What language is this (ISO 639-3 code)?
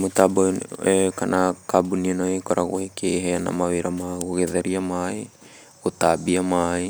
kik